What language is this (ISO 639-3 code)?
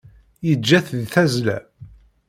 kab